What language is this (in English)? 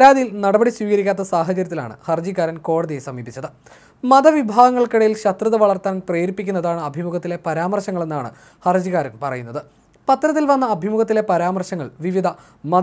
Malayalam